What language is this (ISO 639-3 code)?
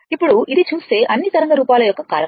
tel